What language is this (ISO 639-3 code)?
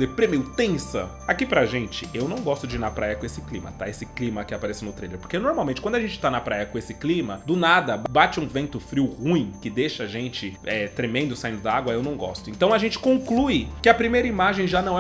por